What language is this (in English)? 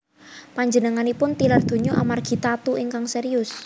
Javanese